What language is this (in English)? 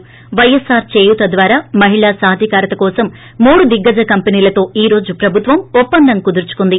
Telugu